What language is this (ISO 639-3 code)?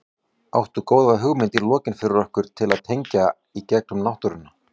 isl